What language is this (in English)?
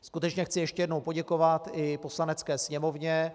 Czech